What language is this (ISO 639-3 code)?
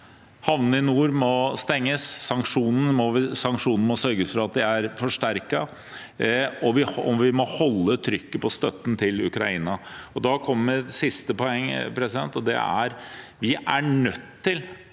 nor